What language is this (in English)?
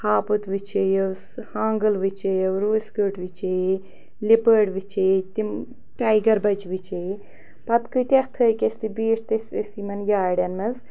Kashmiri